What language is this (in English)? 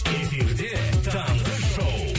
Kazakh